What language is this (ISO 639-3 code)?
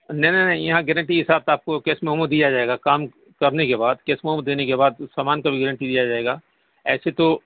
urd